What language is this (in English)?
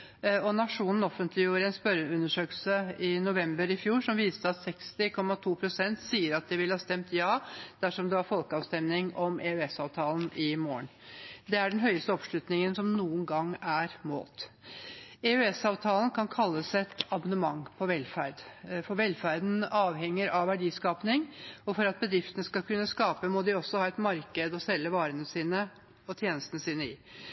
Norwegian Bokmål